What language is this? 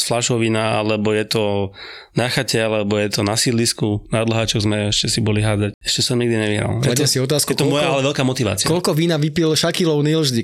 Slovak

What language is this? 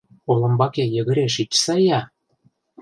Mari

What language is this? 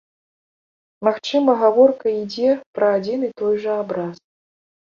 Belarusian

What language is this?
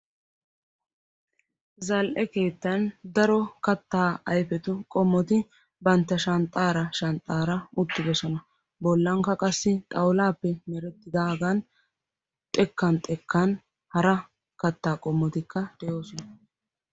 Wolaytta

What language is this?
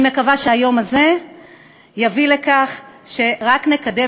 Hebrew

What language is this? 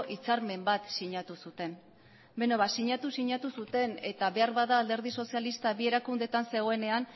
Basque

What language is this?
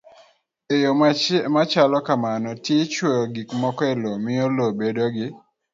Luo (Kenya and Tanzania)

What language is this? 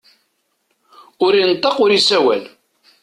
Kabyle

